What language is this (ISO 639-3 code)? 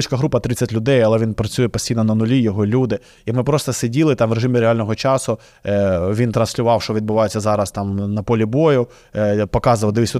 ukr